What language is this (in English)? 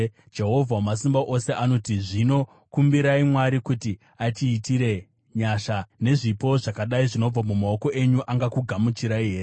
Shona